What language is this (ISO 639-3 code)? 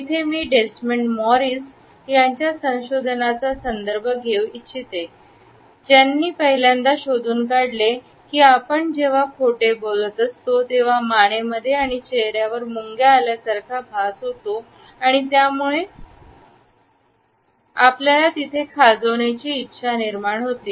mar